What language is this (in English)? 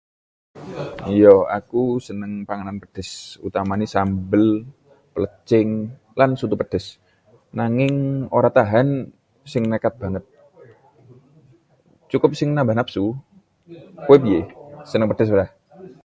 Javanese